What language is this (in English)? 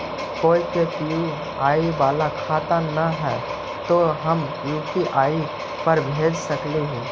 Magahi